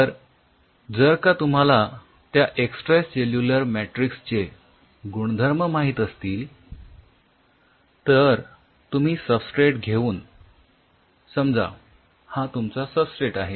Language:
Marathi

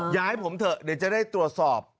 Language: Thai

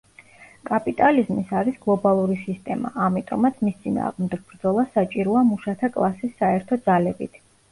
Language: Georgian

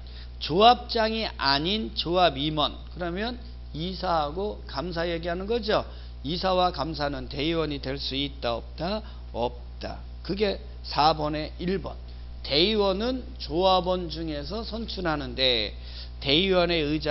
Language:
Korean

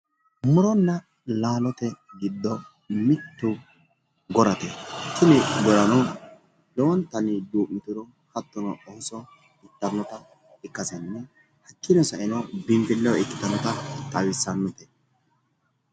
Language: Sidamo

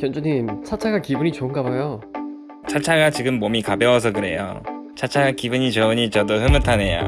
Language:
Korean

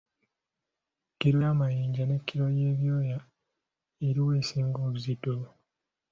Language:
Ganda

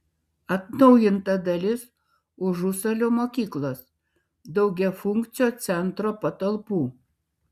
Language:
Lithuanian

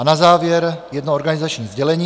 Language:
Czech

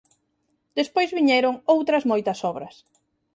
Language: Galician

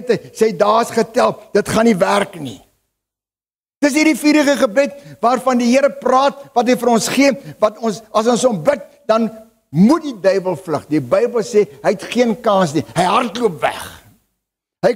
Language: Dutch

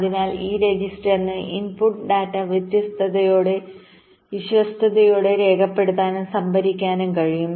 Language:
Malayalam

